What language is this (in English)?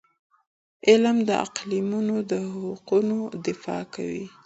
Pashto